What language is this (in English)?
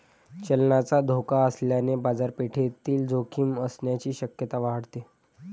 Marathi